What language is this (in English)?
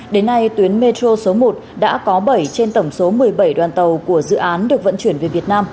Vietnamese